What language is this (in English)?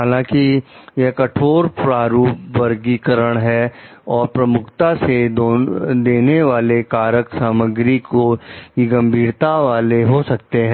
Hindi